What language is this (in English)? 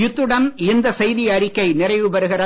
Tamil